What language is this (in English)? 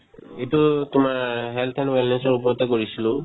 Assamese